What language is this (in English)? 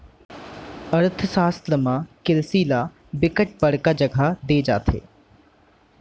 Chhattisgarhi